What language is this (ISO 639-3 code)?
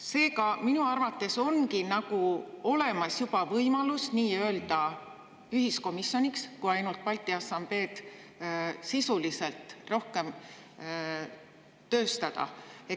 est